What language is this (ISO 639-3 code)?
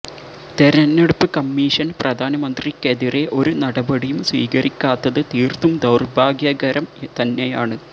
mal